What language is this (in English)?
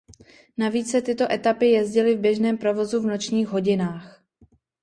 Czech